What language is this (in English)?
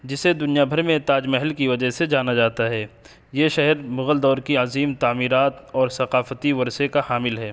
Urdu